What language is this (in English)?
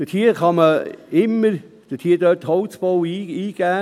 Swiss German